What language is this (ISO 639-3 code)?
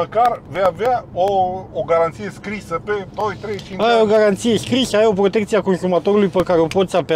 ron